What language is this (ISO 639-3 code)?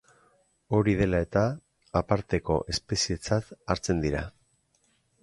eus